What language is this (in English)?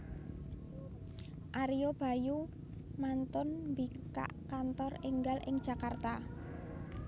Javanese